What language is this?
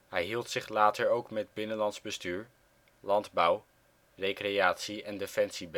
Dutch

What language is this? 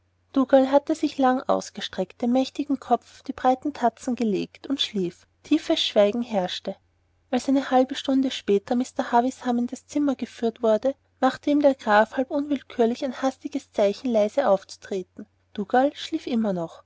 German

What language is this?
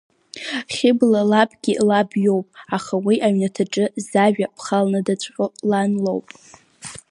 Abkhazian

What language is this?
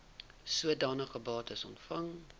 Afrikaans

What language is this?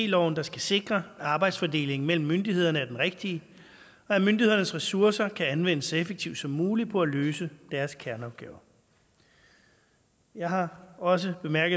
Danish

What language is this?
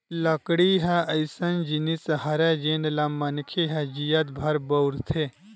Chhattisgarhi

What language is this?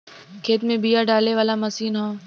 Bhojpuri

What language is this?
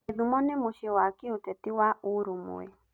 Kikuyu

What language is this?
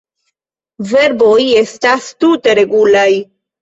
Esperanto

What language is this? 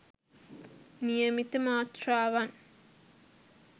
Sinhala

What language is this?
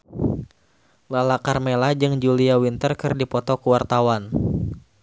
Sundanese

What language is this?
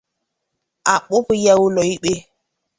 Igbo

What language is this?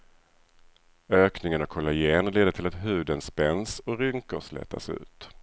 Swedish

